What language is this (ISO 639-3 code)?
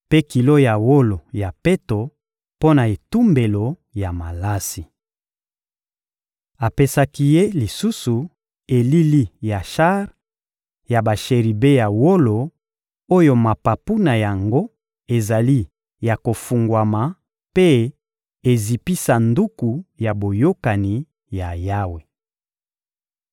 lin